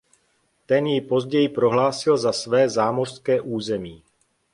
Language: Czech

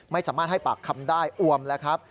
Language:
Thai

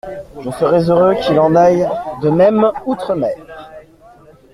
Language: French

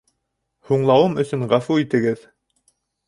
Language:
Bashkir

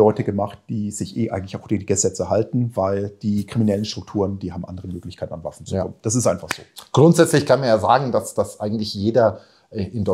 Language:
German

